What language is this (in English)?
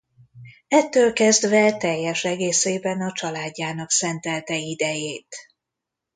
Hungarian